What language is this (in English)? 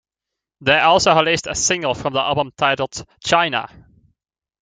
English